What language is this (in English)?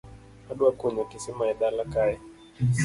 Luo (Kenya and Tanzania)